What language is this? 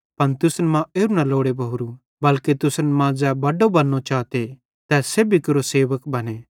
Bhadrawahi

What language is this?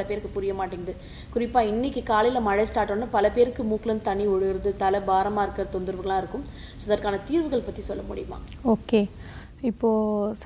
Hindi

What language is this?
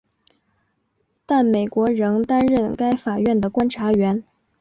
Chinese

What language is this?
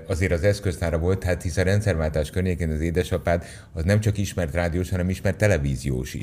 Hungarian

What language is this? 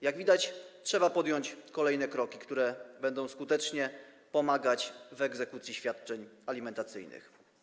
Polish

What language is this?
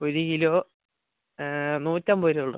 Malayalam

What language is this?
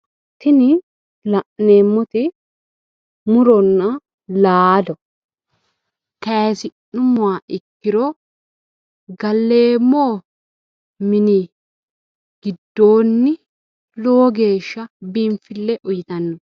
Sidamo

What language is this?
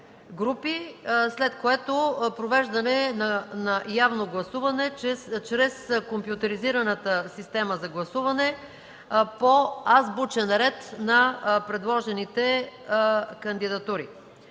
Bulgarian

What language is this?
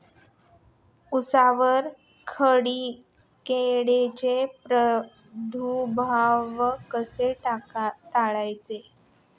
Marathi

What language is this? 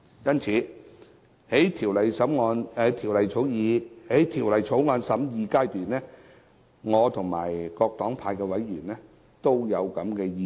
Cantonese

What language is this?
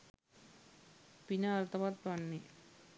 Sinhala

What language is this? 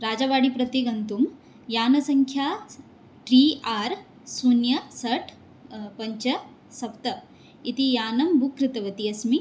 Sanskrit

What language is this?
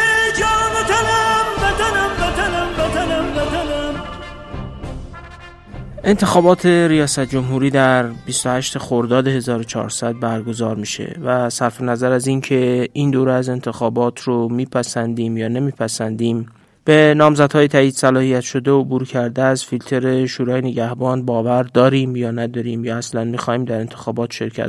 Persian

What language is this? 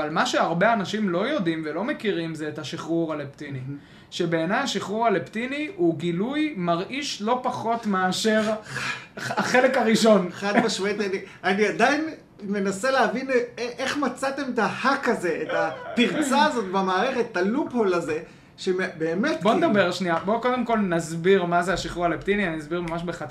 Hebrew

